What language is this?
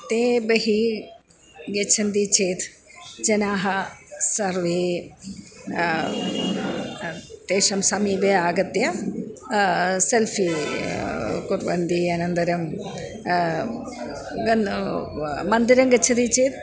Sanskrit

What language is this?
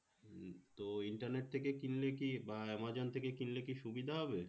Bangla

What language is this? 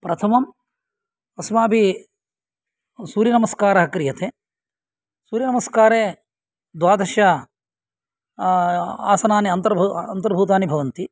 Sanskrit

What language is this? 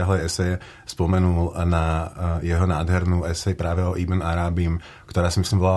Czech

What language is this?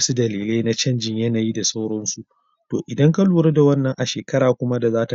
Hausa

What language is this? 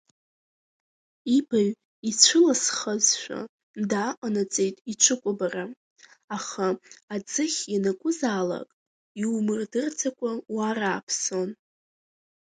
Abkhazian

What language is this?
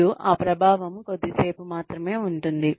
Telugu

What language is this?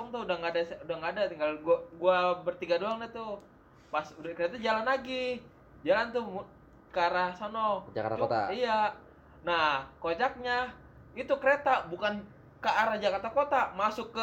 Indonesian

